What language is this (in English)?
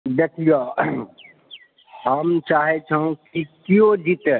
Maithili